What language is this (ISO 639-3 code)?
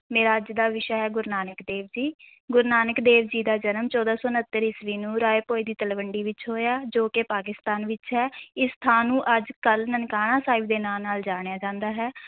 pan